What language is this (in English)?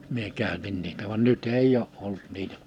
Finnish